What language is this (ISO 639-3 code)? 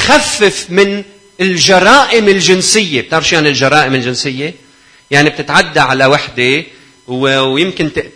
ara